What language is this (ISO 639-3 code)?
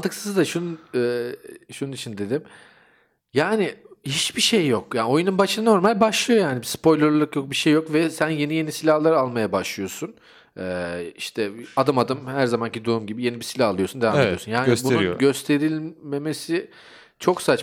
tur